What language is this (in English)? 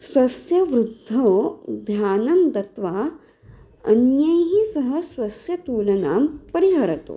Sanskrit